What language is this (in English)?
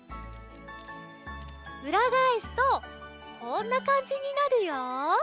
Japanese